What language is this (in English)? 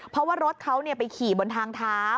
Thai